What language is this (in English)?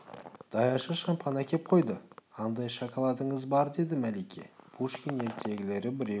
Kazakh